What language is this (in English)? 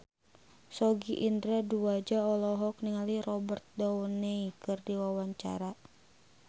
Sundanese